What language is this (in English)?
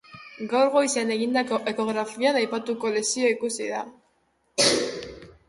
Basque